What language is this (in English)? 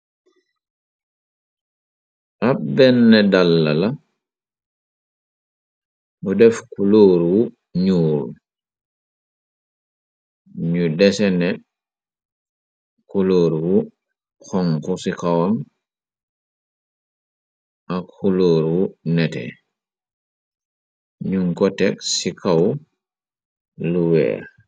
Wolof